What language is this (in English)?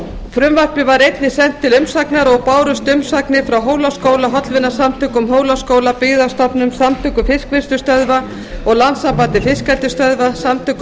Icelandic